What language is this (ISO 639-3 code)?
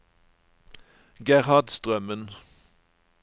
nor